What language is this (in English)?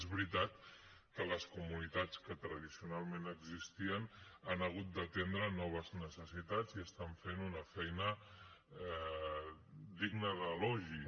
Catalan